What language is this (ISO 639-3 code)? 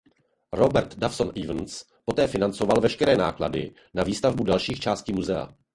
ces